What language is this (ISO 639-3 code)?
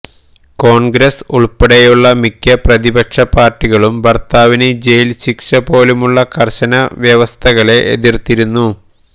mal